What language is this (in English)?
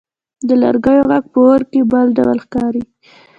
Pashto